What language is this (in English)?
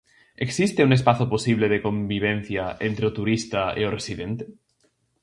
Galician